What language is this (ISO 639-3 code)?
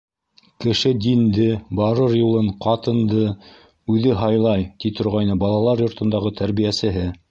bak